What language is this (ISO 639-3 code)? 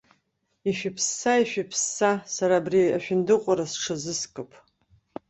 abk